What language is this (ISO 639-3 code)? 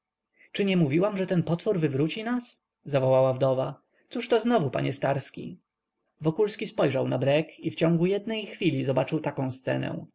pol